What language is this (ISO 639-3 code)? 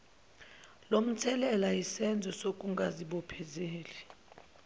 zul